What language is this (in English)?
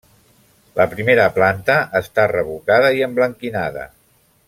Catalan